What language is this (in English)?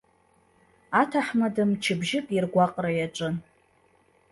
Abkhazian